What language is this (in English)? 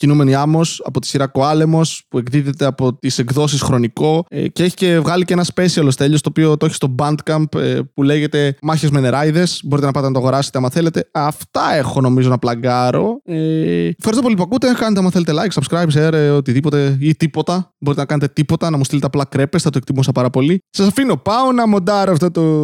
Greek